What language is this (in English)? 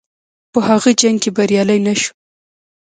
Pashto